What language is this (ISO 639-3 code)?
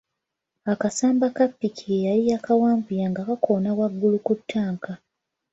lug